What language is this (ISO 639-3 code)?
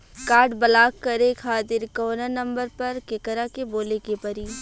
bho